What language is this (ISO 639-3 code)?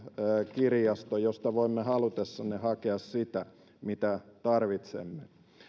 fin